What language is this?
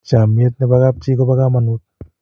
Kalenjin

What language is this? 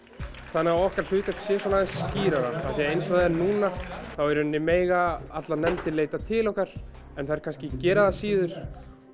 Icelandic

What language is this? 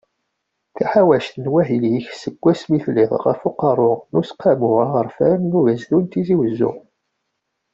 Kabyle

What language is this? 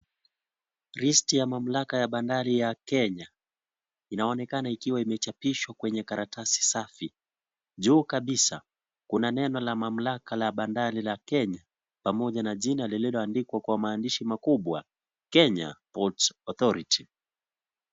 Swahili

